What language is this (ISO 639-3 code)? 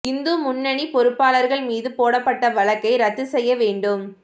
tam